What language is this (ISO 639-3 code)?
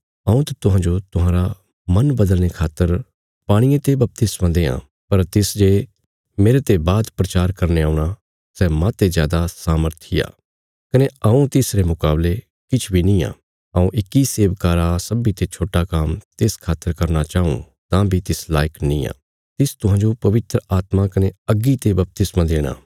kfs